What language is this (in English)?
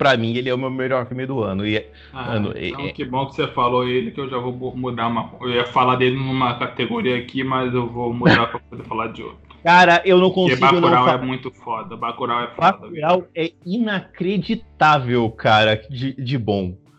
Portuguese